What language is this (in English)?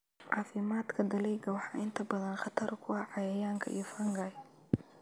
Somali